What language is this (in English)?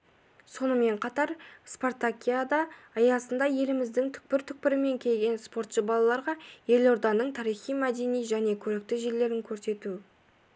Kazakh